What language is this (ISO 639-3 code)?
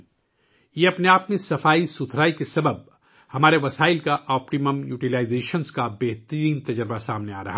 urd